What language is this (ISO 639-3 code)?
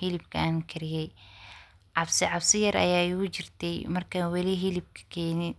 som